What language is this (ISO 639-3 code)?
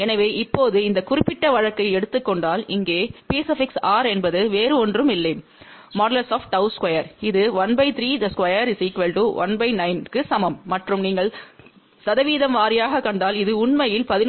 tam